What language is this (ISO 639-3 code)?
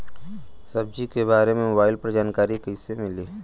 bho